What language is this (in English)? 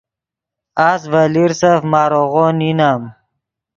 Yidgha